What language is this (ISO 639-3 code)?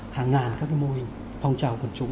vie